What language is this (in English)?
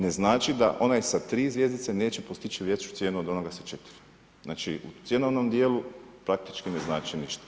Croatian